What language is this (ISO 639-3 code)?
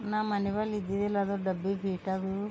kan